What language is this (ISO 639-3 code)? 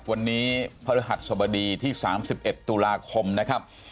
tha